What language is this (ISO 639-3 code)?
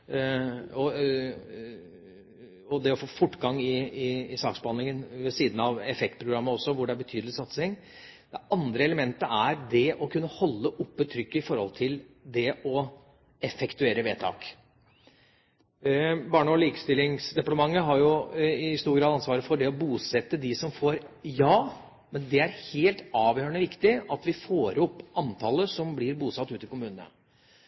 nob